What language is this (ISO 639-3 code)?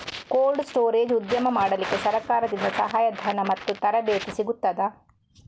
kan